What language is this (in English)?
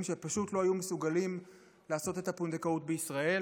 Hebrew